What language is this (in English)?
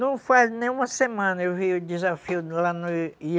Portuguese